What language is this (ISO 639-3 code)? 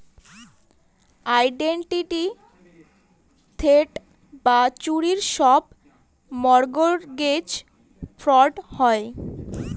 ben